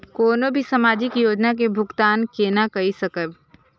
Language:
Maithili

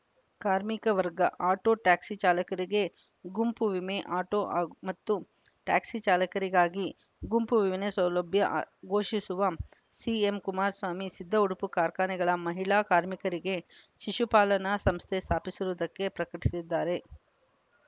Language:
Kannada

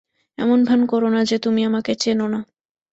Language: Bangla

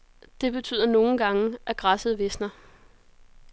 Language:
Danish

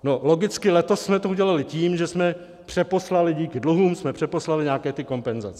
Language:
Czech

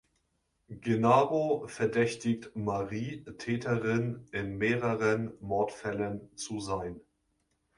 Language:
German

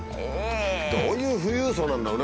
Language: Japanese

